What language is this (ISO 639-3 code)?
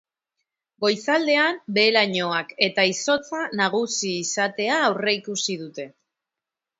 eus